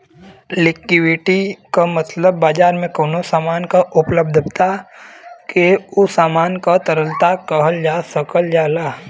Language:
Bhojpuri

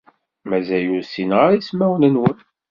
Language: Kabyle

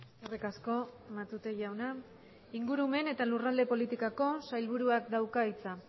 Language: Basque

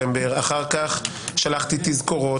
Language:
Hebrew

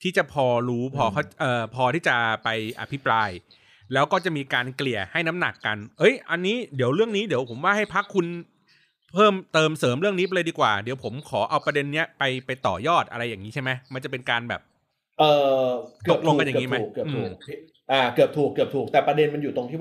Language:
Thai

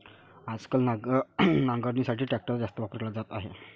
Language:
Marathi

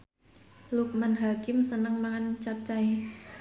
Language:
Javanese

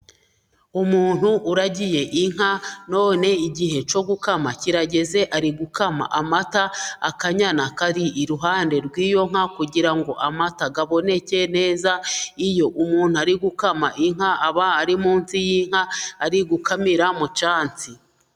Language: Kinyarwanda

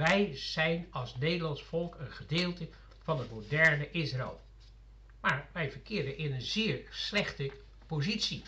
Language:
Dutch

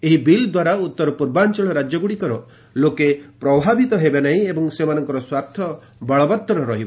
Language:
Odia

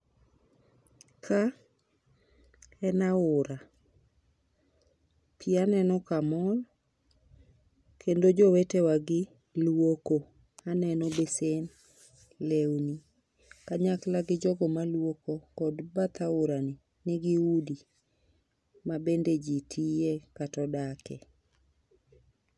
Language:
Luo (Kenya and Tanzania)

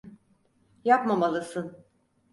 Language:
Turkish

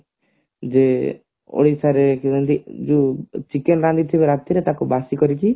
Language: Odia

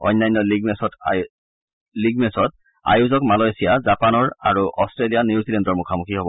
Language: Assamese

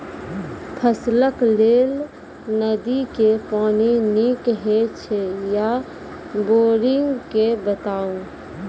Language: Maithili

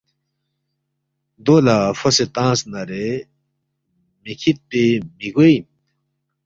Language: Balti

